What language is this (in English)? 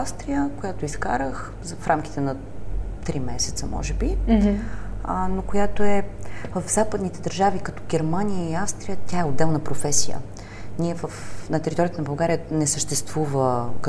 Bulgarian